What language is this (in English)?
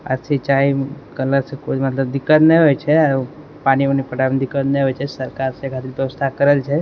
Maithili